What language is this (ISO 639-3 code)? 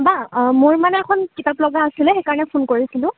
asm